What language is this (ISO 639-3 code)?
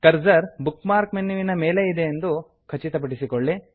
kan